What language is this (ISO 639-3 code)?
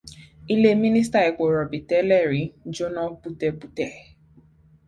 yor